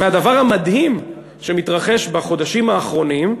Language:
Hebrew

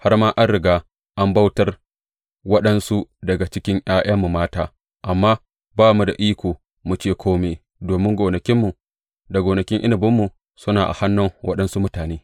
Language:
Hausa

